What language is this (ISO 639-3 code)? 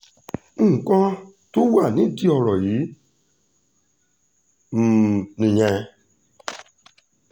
yor